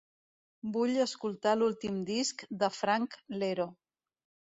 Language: Catalan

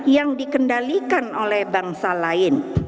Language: Indonesian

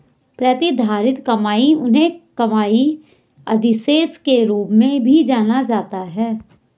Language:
Hindi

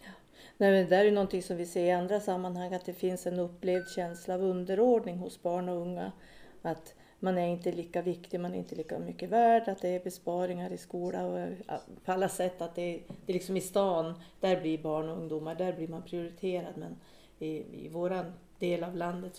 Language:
Swedish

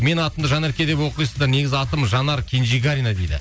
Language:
Kazakh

